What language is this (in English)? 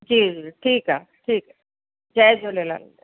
Sindhi